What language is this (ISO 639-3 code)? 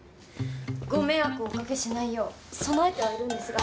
jpn